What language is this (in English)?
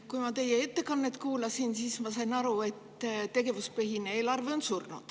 Estonian